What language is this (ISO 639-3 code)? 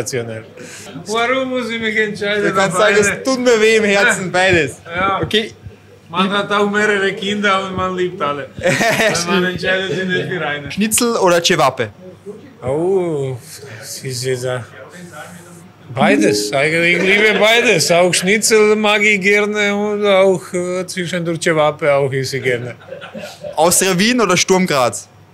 deu